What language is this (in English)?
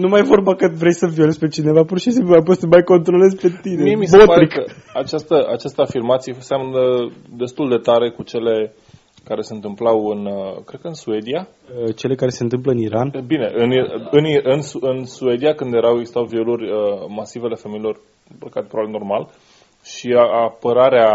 Romanian